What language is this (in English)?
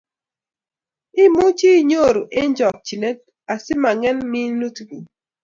Kalenjin